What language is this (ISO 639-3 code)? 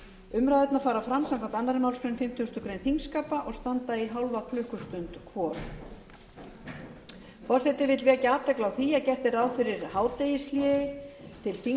isl